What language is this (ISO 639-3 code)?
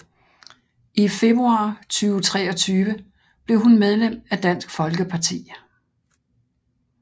dan